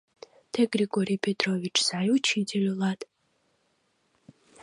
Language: Mari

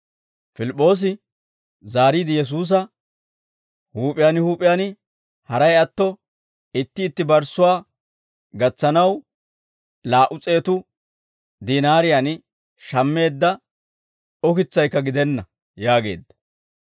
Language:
Dawro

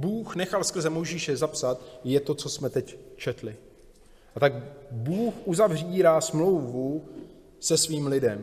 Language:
Czech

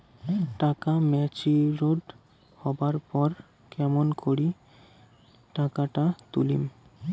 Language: Bangla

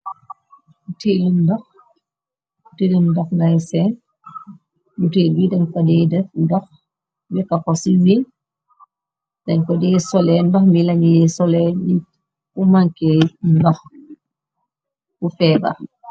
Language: Wolof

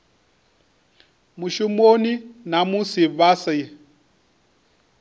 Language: Venda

